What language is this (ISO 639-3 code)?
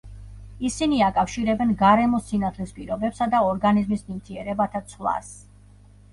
kat